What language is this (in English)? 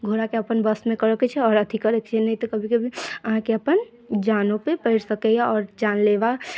Maithili